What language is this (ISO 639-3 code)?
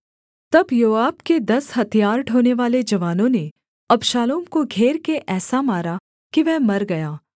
hin